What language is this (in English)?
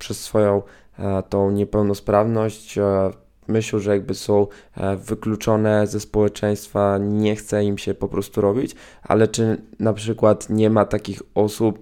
Polish